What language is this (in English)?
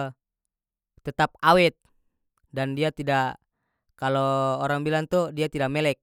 North Moluccan Malay